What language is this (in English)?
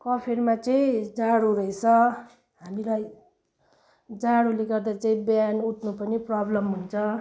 Nepali